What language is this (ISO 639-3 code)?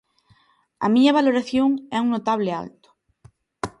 glg